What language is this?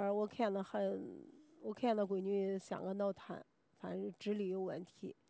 Chinese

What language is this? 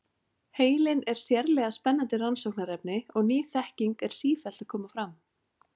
Icelandic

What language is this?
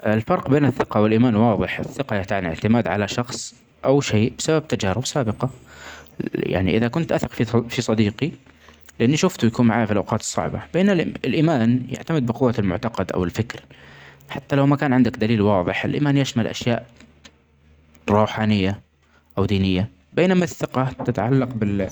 Omani Arabic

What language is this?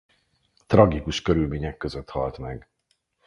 Hungarian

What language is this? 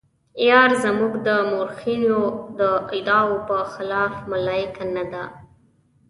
Pashto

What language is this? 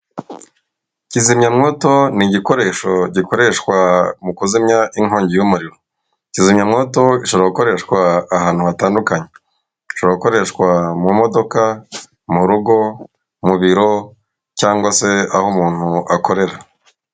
Kinyarwanda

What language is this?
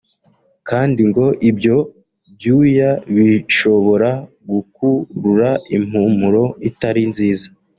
Kinyarwanda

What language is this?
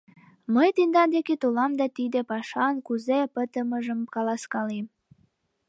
Mari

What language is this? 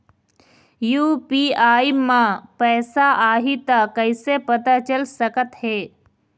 Chhattisgarhi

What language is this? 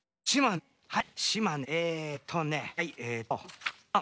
Japanese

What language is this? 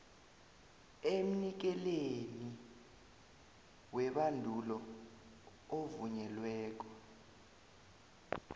South Ndebele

